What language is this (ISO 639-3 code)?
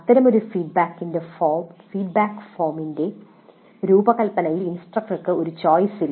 mal